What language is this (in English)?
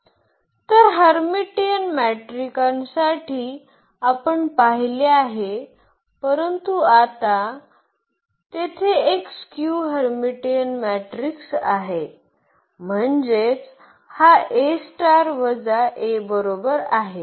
Marathi